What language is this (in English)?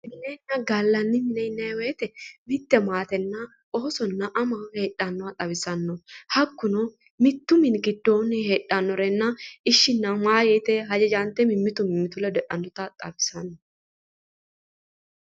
Sidamo